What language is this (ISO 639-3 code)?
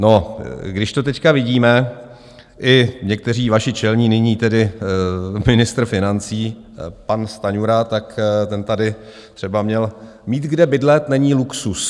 ces